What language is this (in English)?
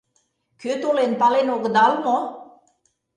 Mari